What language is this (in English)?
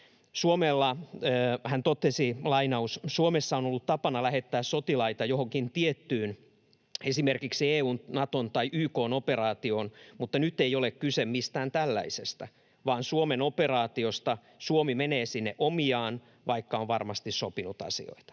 Finnish